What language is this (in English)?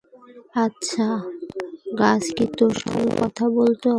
Bangla